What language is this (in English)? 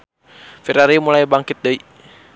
Sundanese